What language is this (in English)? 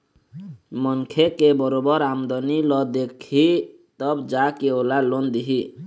Chhattisgarhi